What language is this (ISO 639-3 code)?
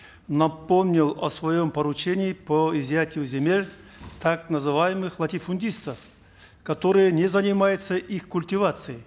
kaz